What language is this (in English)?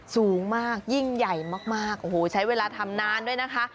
Thai